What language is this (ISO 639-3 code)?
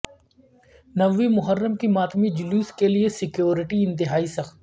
urd